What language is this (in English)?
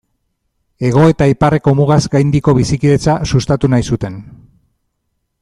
Basque